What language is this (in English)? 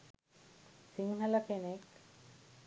Sinhala